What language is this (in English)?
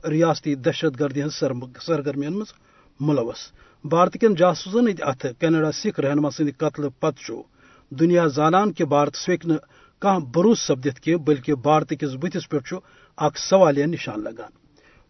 Urdu